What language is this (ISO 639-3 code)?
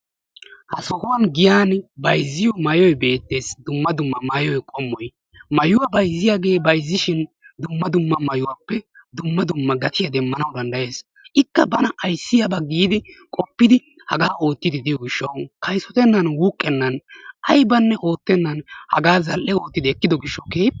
wal